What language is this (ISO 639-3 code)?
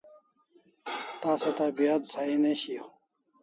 kls